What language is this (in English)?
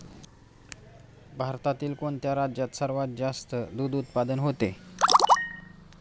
Marathi